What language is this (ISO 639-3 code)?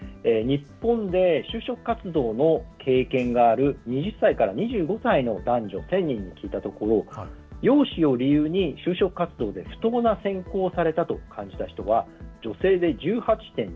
jpn